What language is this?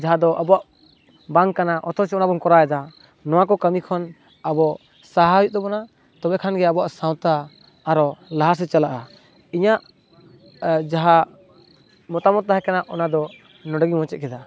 Santali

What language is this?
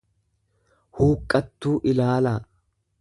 Oromo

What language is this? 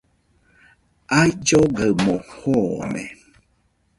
Nüpode Huitoto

